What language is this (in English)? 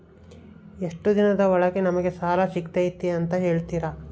Kannada